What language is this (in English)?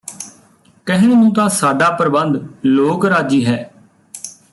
Punjabi